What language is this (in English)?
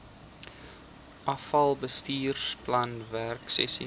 Afrikaans